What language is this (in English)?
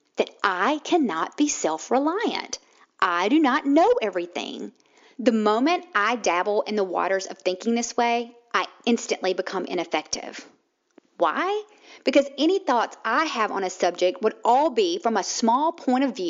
English